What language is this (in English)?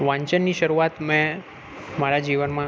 Gujarati